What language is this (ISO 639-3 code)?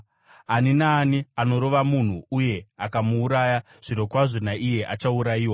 sna